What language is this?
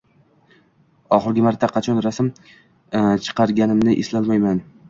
Uzbek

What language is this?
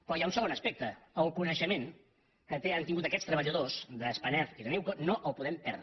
Catalan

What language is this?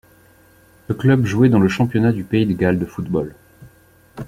French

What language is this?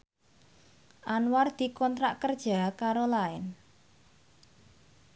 Javanese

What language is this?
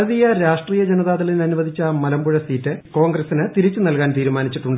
Malayalam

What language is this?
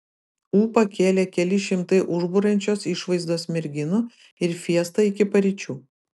Lithuanian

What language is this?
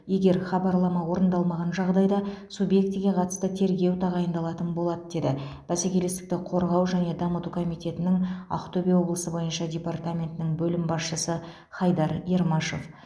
Kazakh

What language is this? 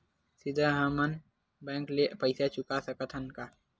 Chhattisgarhi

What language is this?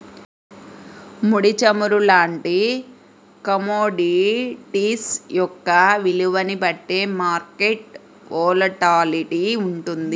Telugu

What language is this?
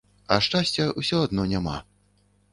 Belarusian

